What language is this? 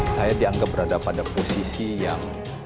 Indonesian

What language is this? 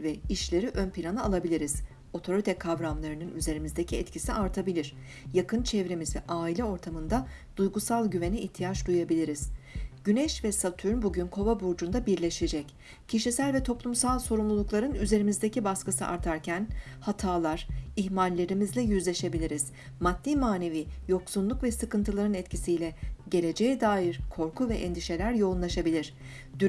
Turkish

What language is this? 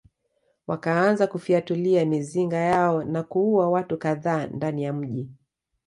Swahili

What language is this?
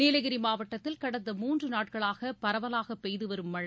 Tamil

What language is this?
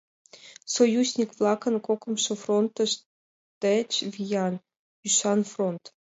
Mari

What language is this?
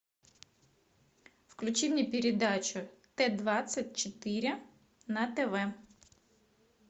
Russian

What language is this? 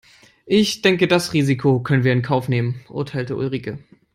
English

